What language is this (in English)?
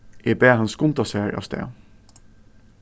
Faroese